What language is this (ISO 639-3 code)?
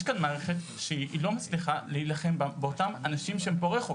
heb